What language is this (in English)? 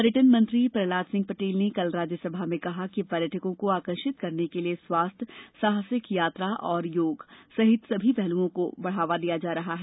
Hindi